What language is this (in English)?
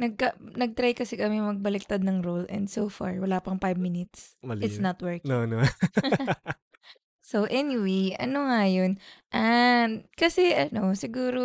Filipino